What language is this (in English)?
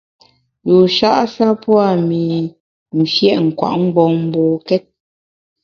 Bamun